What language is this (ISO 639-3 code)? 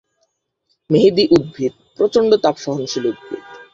ben